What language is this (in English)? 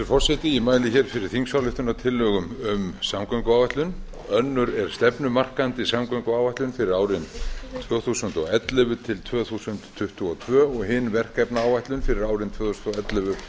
Icelandic